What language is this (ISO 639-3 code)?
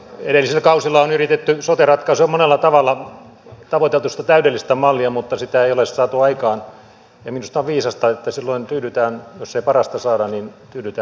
fin